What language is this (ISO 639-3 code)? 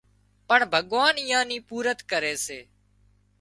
kxp